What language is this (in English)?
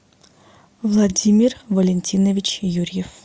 Russian